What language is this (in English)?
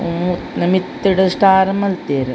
Tulu